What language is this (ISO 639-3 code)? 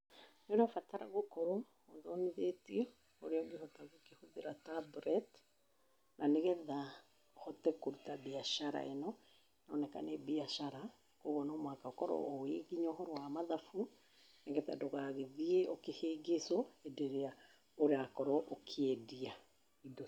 kik